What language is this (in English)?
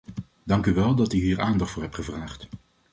Dutch